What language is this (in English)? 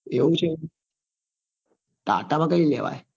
Gujarati